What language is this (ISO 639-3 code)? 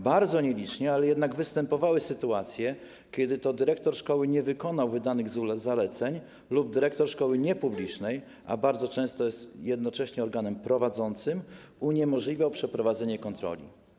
pol